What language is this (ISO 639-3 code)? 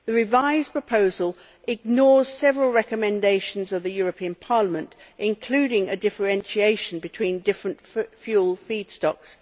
eng